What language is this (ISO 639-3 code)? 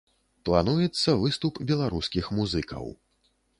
bel